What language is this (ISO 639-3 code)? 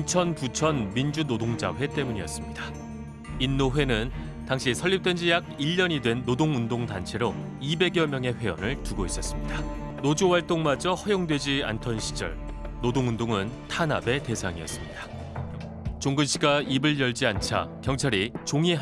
kor